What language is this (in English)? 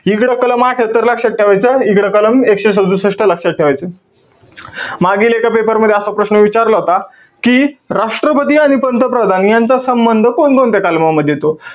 Marathi